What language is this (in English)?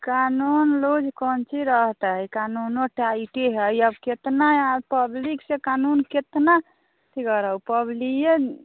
Maithili